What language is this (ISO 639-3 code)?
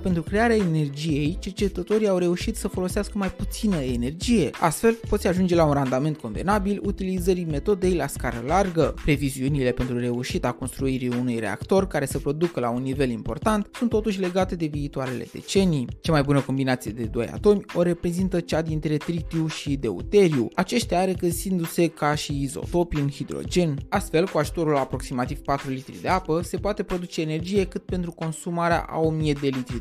ron